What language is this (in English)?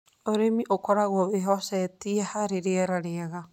Kikuyu